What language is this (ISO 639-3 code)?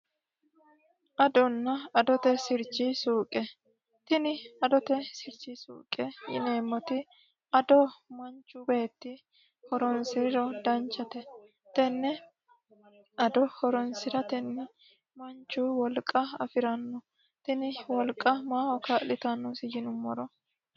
sid